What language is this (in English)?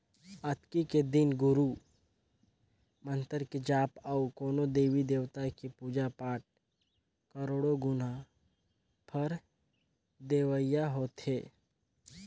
Chhattisgarhi